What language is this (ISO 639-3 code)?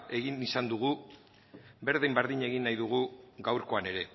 eus